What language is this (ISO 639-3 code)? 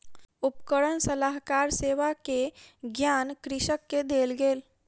mai